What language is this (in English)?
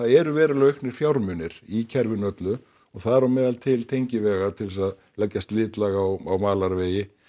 Icelandic